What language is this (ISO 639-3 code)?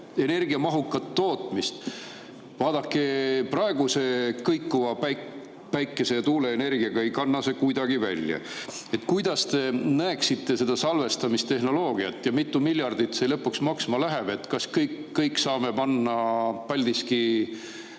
est